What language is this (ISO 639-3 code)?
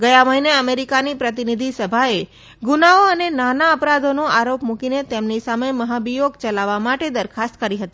guj